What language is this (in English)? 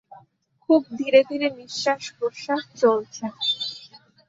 Bangla